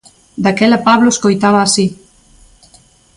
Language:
Galician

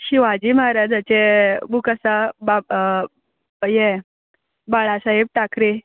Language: Konkani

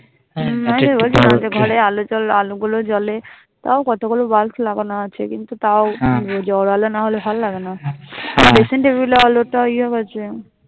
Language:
Bangla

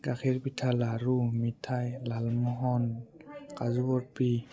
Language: Assamese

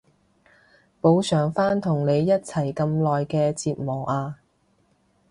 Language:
Cantonese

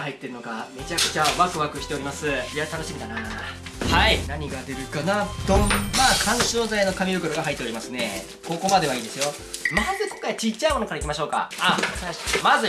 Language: Japanese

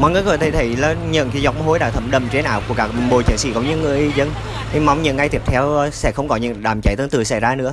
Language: Vietnamese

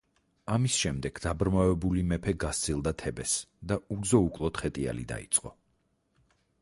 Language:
Georgian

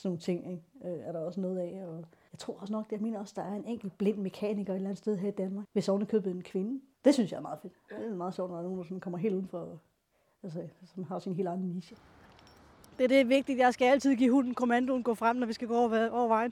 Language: Danish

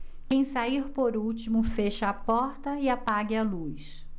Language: Portuguese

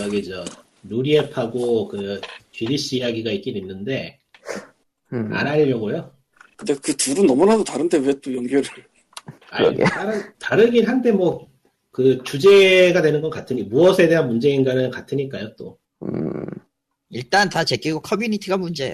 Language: Korean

